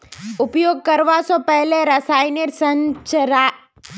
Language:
Magahi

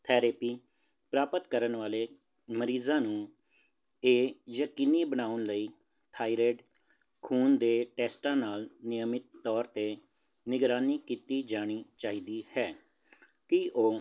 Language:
Punjabi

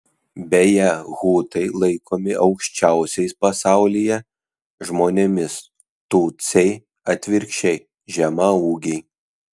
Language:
Lithuanian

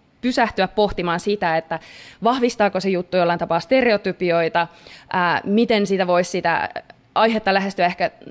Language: Finnish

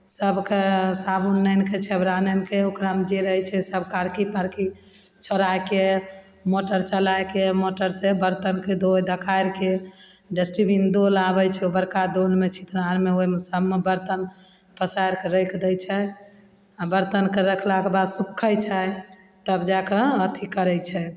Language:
Maithili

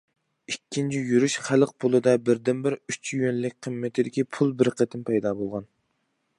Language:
Uyghur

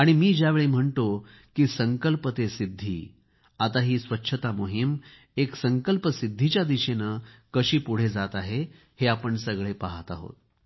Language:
Marathi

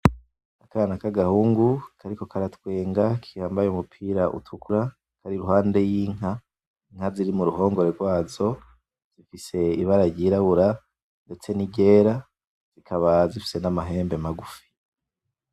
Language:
Rundi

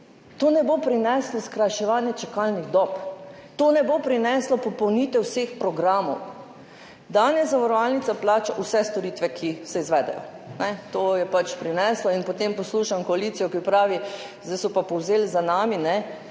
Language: Slovenian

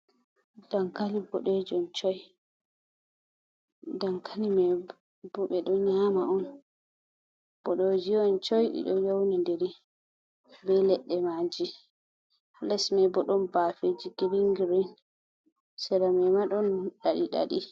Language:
Fula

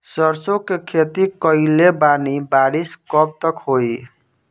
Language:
Bhojpuri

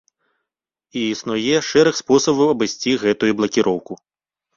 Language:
Belarusian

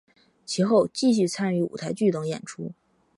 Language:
Chinese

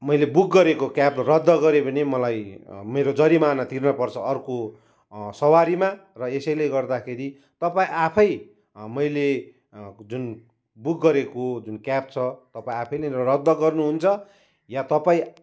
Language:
Nepali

